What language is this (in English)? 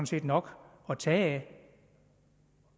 Danish